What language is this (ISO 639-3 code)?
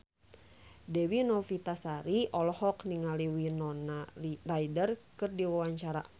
sun